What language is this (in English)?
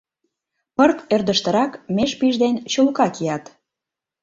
Mari